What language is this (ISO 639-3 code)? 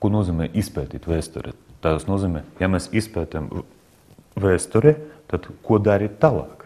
lav